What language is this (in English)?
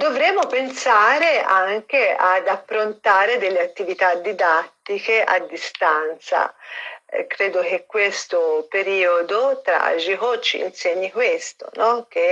Italian